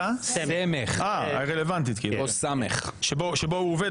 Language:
Hebrew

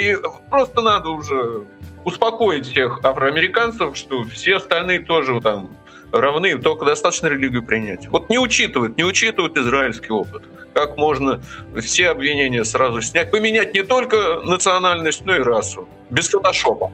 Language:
Russian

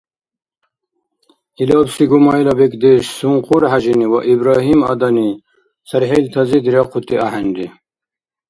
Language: Dargwa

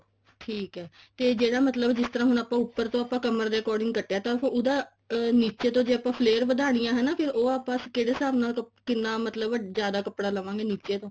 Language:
Punjabi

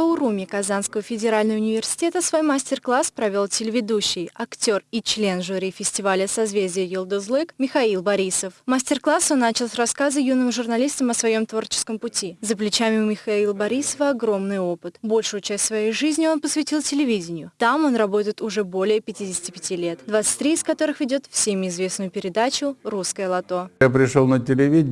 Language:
Russian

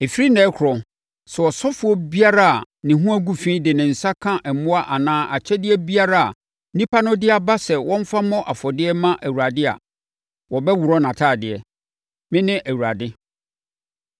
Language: Akan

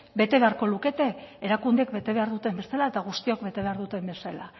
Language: Basque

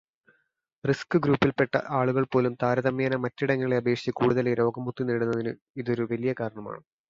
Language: Malayalam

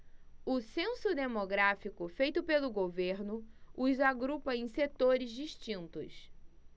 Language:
Portuguese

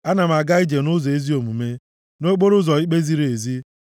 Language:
Igbo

